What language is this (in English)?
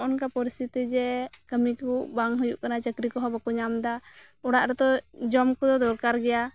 Santali